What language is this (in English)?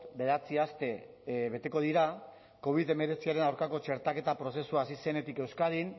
Basque